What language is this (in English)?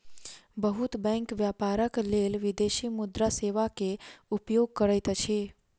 Maithili